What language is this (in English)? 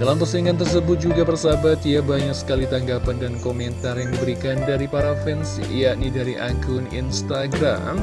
Indonesian